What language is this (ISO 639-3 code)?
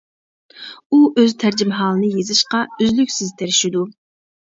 uig